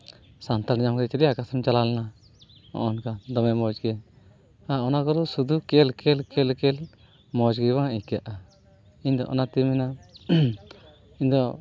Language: Santali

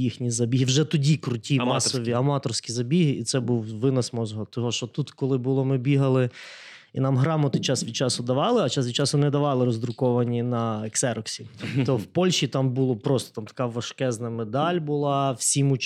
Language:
Ukrainian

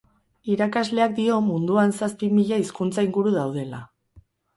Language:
Basque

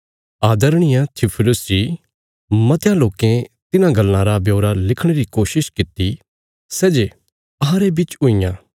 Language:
Bilaspuri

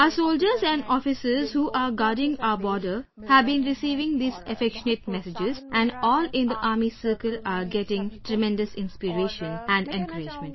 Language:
English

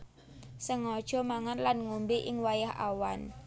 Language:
Javanese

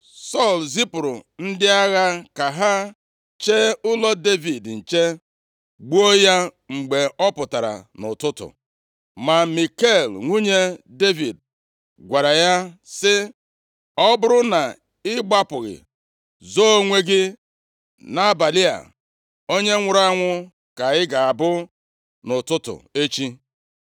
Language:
Igbo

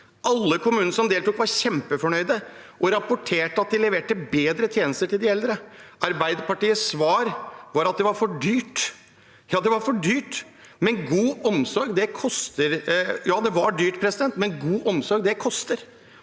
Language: Norwegian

